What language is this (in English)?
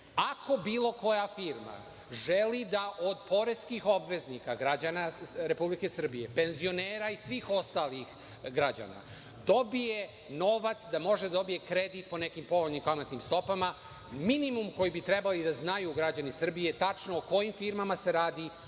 Serbian